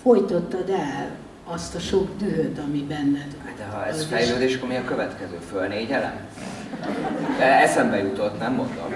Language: Hungarian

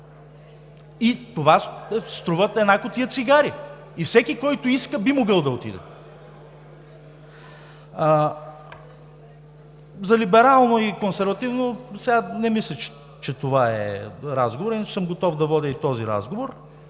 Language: Bulgarian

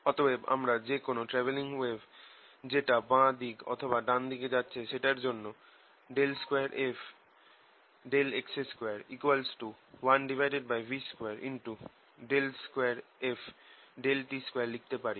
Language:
Bangla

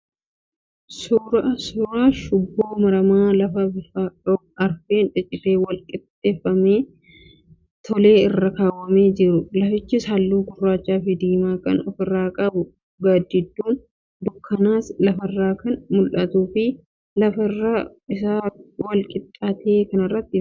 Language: Oromo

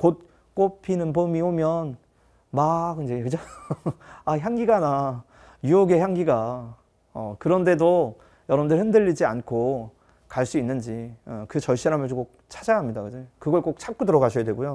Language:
Korean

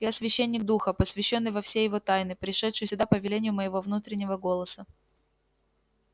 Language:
Russian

